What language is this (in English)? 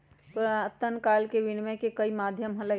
Magahi